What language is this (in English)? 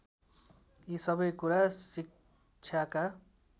Nepali